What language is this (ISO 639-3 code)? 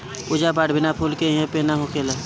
bho